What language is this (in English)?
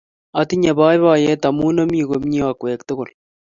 Kalenjin